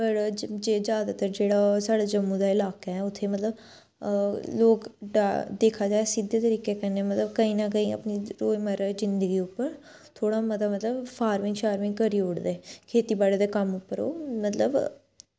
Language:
Dogri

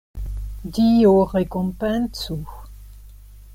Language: Esperanto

